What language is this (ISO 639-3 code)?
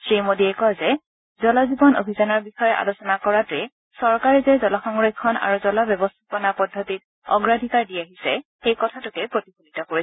asm